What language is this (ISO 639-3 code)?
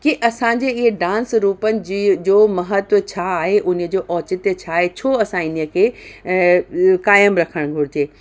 snd